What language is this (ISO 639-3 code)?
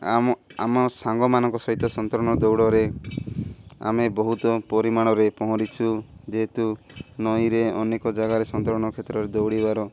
ori